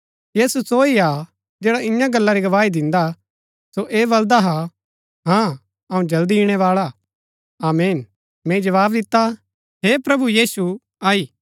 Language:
Gaddi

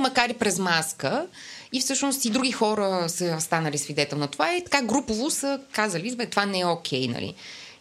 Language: Bulgarian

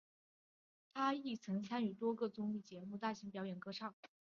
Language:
Chinese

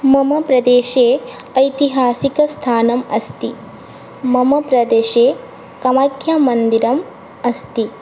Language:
Sanskrit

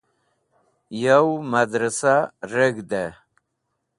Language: Wakhi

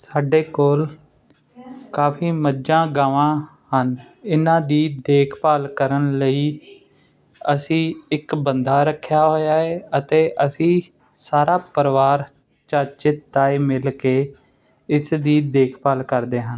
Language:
Punjabi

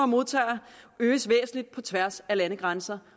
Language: Danish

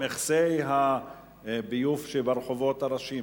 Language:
Hebrew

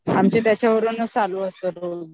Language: Marathi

